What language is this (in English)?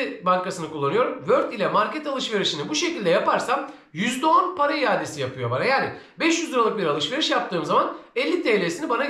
Turkish